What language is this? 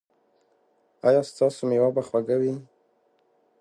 Pashto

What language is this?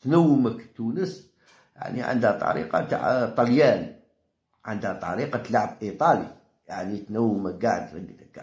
Arabic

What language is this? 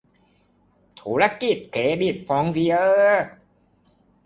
Thai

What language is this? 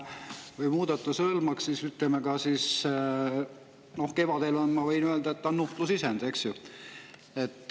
Estonian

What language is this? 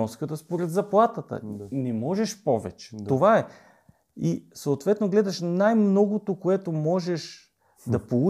Bulgarian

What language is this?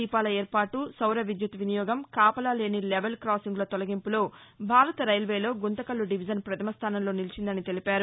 Telugu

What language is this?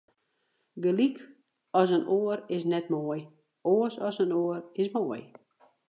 Western Frisian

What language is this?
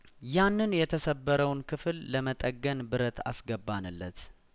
Amharic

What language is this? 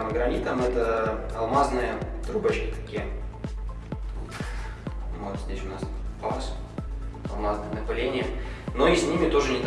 Russian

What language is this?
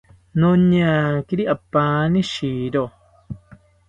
South Ucayali Ashéninka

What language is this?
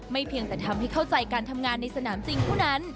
Thai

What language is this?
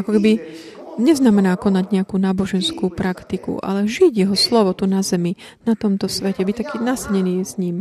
Slovak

